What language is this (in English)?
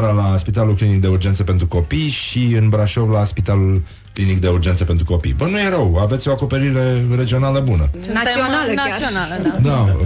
Romanian